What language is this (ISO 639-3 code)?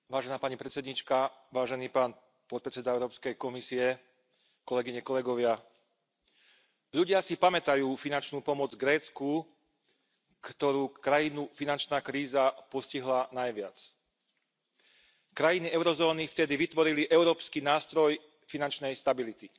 slk